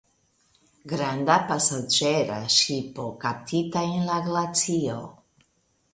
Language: Esperanto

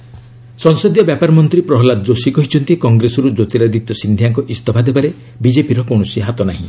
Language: Odia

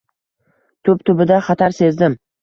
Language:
Uzbek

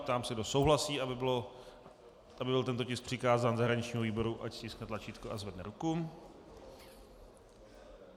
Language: Czech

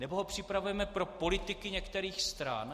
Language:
Czech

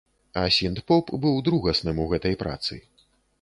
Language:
Belarusian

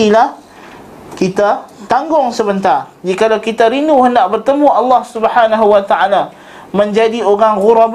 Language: Malay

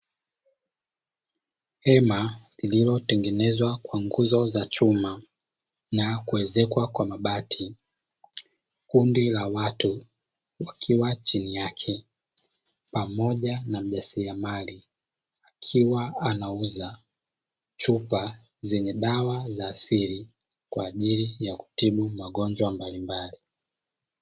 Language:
Swahili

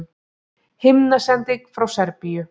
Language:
Icelandic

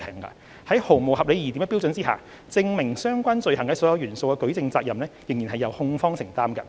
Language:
Cantonese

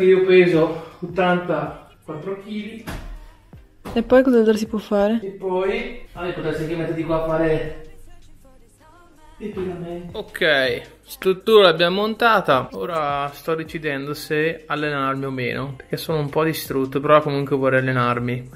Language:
Italian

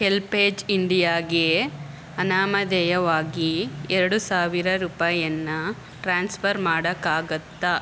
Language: Kannada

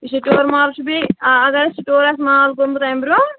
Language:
Kashmiri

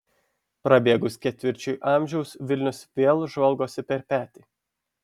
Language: Lithuanian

